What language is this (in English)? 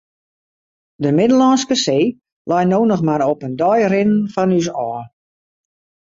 Western Frisian